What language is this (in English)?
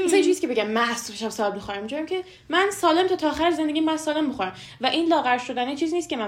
Persian